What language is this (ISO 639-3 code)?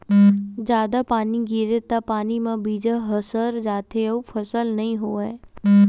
hne